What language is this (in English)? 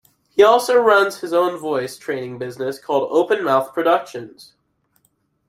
English